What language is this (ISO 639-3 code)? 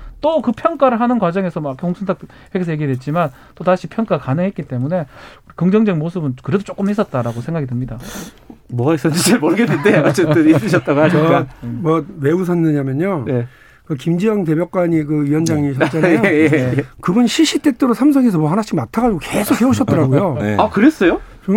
kor